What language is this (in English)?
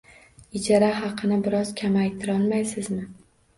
Uzbek